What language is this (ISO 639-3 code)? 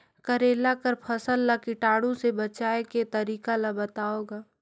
hne